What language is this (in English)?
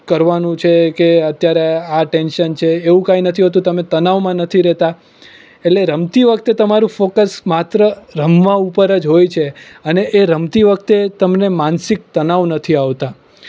Gujarati